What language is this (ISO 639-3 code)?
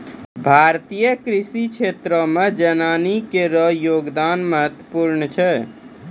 mai